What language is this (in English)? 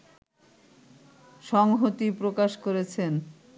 Bangla